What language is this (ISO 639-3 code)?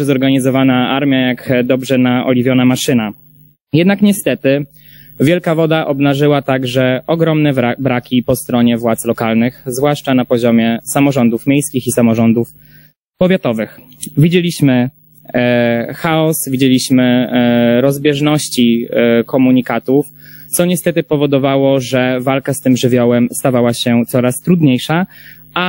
pol